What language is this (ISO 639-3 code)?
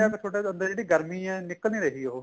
pan